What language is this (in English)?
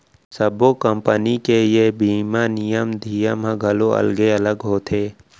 Chhattisgarhi